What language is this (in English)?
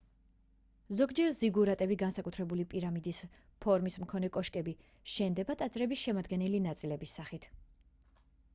Georgian